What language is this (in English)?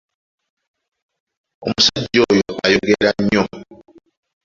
Ganda